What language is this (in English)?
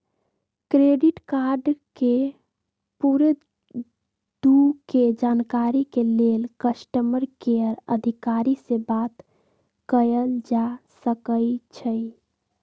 Magahi